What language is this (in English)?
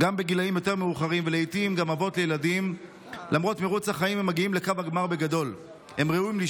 Hebrew